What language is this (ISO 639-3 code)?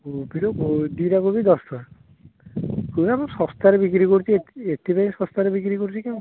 ori